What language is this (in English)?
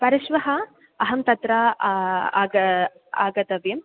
Sanskrit